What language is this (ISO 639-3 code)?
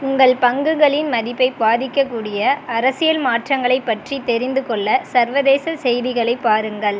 tam